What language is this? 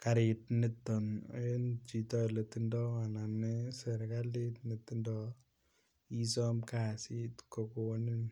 Kalenjin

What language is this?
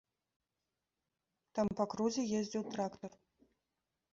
Belarusian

